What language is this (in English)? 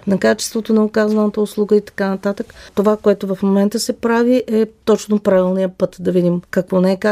Bulgarian